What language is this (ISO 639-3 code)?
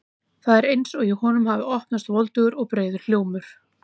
isl